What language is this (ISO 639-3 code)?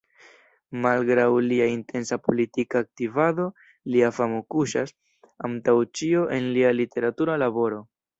epo